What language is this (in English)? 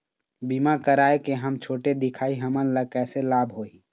Chhattisgarhi